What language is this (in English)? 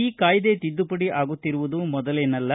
Kannada